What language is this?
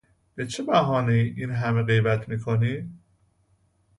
Persian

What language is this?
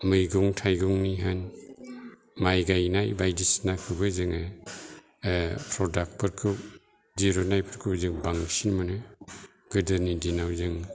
Bodo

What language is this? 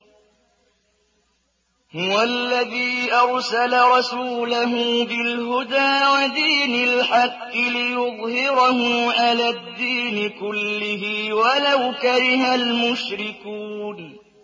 Arabic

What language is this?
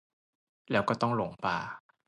Thai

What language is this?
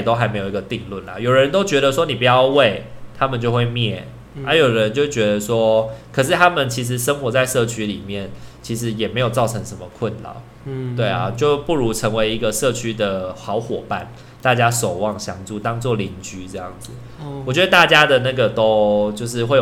Chinese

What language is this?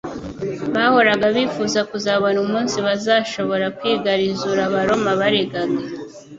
Kinyarwanda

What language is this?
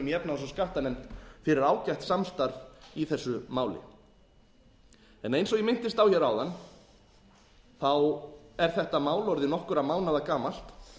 Icelandic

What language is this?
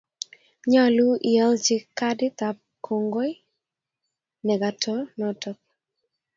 Kalenjin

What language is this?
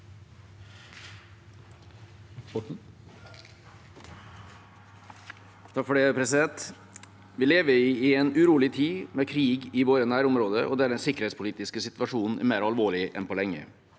Norwegian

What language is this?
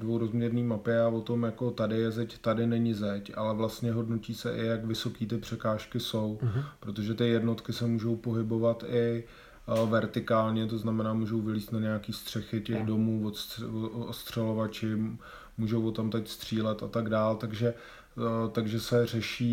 Czech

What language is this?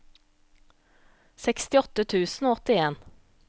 Norwegian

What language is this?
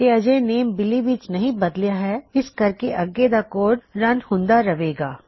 Punjabi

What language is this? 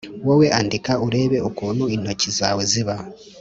Kinyarwanda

